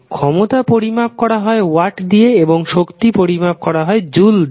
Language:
Bangla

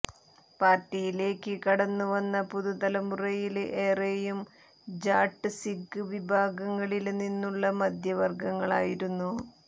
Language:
Malayalam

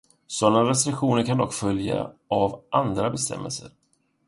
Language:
Swedish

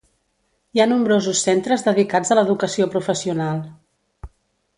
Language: Catalan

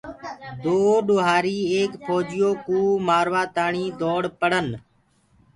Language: Gurgula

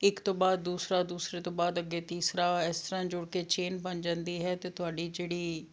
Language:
Punjabi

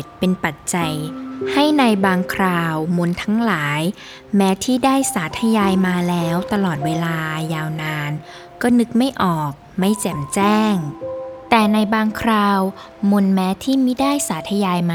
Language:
Thai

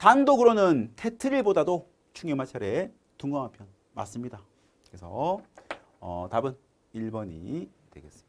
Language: Korean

